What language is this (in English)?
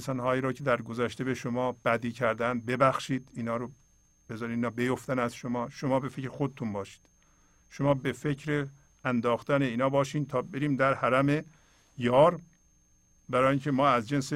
Persian